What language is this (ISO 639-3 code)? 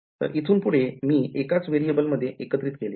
mar